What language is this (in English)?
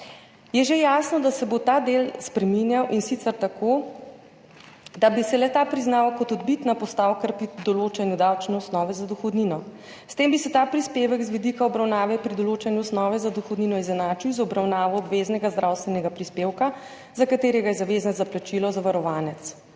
Slovenian